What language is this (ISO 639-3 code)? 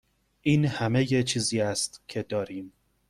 fas